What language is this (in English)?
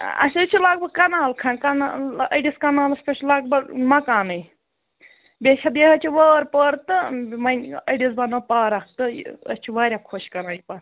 Kashmiri